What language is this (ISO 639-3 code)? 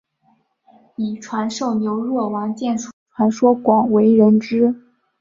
zho